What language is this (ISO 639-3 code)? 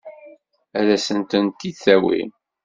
kab